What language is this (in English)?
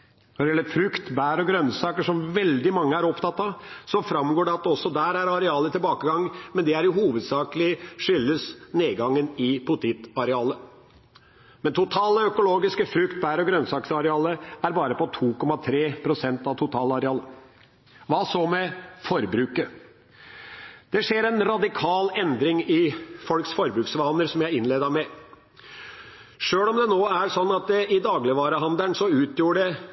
Norwegian Bokmål